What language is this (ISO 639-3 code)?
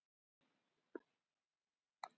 isl